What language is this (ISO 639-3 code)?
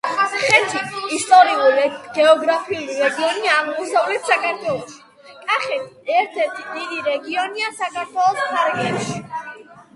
kat